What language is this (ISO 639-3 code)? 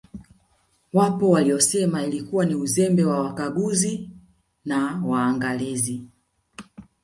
swa